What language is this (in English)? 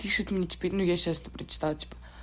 Russian